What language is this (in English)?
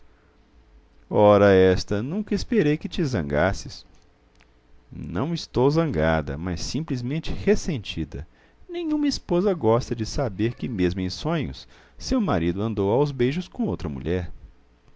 Portuguese